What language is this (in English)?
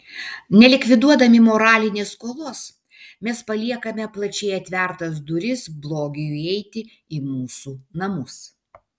Lithuanian